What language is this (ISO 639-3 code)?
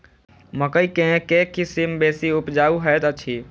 mai